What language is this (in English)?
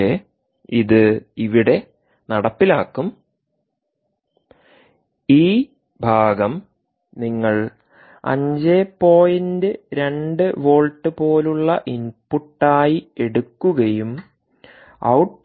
Malayalam